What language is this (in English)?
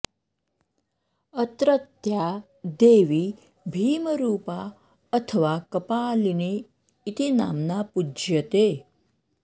Sanskrit